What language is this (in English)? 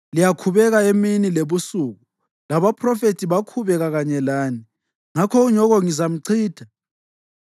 North Ndebele